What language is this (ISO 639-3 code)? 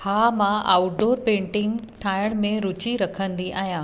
snd